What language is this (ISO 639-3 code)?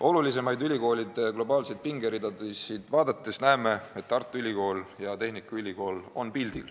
est